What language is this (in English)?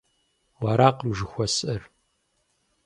Kabardian